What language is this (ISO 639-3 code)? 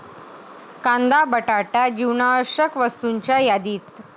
mar